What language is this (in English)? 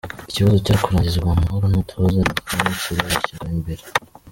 Kinyarwanda